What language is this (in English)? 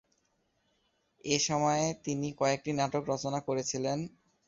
Bangla